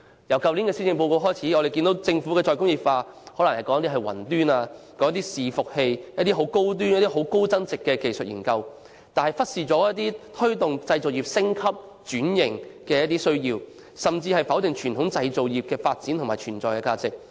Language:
Cantonese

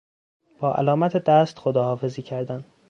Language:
Persian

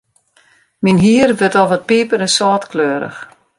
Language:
Western Frisian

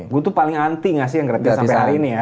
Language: Indonesian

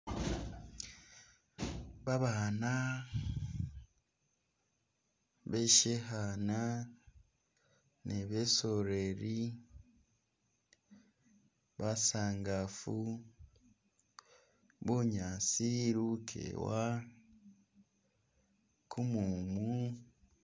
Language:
Masaaba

